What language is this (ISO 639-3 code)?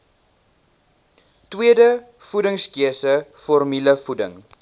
afr